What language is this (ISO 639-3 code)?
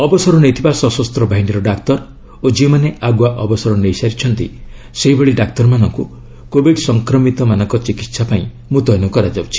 ori